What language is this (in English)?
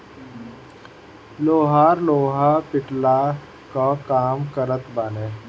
Bhojpuri